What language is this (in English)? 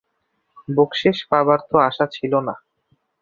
Bangla